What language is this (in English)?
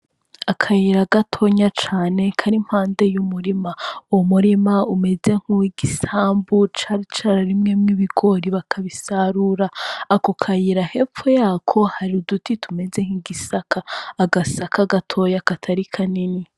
Rundi